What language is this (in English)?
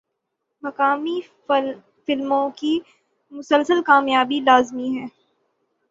Urdu